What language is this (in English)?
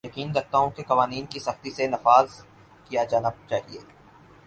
Urdu